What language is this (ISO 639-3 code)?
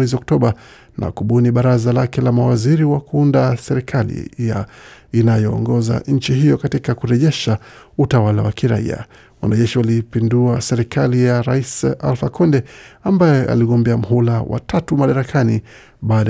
swa